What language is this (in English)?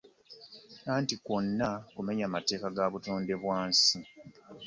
Ganda